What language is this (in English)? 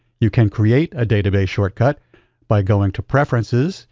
English